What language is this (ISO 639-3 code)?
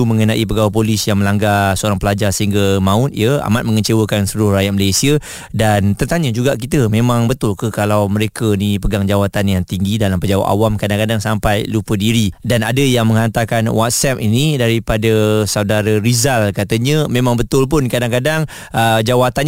msa